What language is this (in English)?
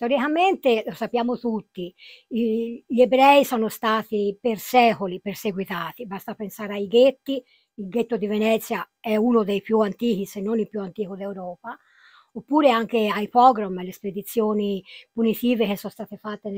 Italian